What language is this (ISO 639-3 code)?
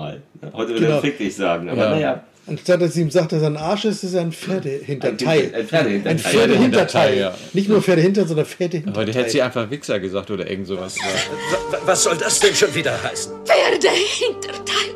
deu